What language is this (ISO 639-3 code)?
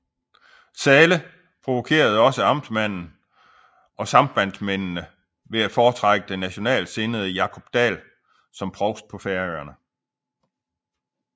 dan